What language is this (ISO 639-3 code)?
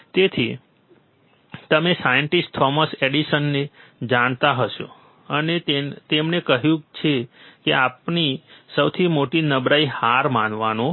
guj